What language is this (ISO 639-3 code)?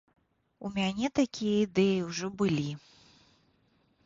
bel